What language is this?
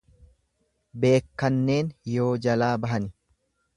Oromo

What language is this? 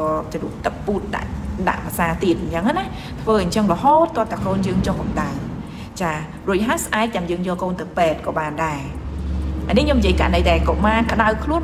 Vietnamese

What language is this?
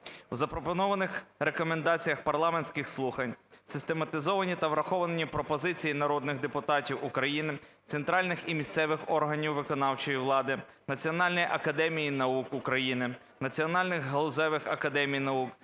Ukrainian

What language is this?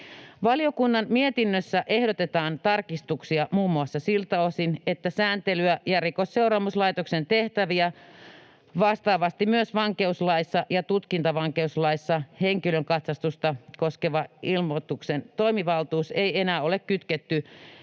Finnish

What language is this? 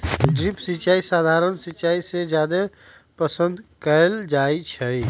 Magahi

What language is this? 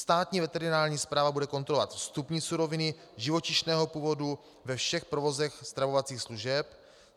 Czech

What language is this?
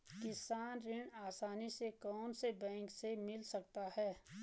Hindi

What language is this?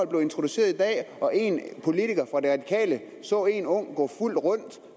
Danish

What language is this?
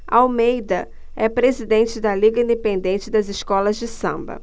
Portuguese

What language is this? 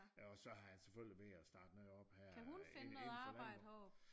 Danish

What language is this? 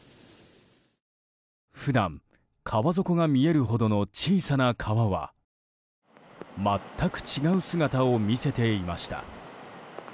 Japanese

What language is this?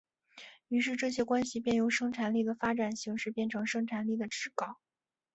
Chinese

